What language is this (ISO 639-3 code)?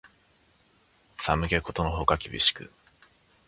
jpn